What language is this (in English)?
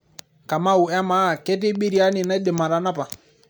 Masai